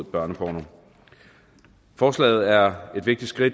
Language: Danish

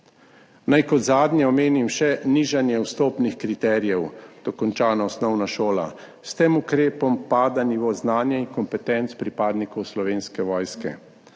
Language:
Slovenian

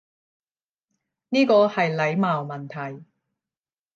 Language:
Cantonese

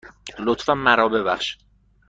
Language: Persian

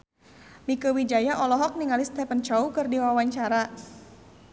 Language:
Sundanese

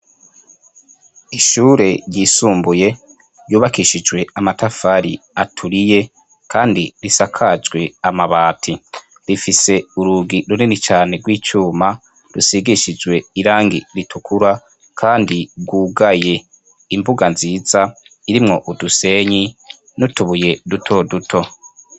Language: Rundi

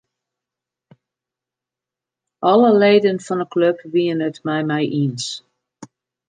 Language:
Western Frisian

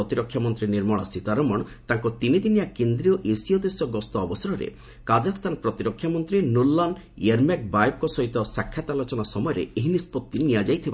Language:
Odia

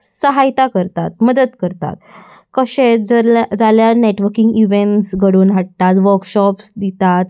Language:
Konkani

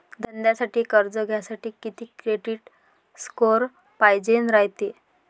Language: Marathi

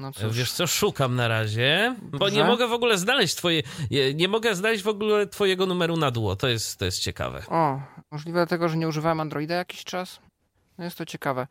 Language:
Polish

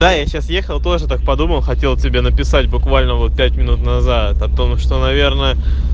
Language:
Russian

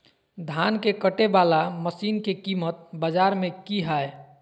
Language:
Magahi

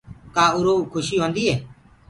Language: Gurgula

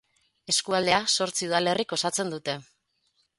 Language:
Basque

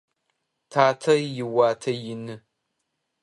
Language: Adyghe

